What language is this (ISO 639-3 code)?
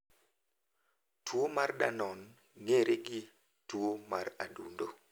luo